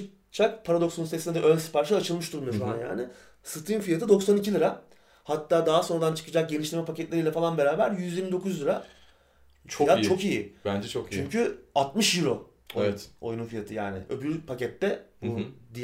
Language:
Turkish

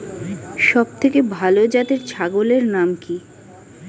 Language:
Bangla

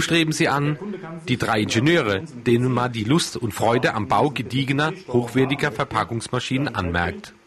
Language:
German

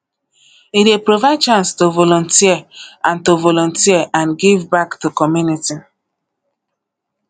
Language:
Nigerian Pidgin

